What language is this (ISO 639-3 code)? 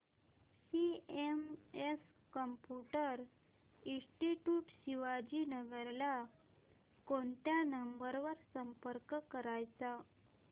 mar